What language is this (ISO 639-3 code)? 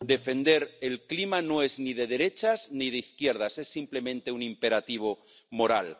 spa